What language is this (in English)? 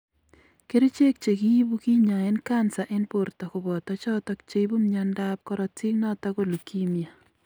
Kalenjin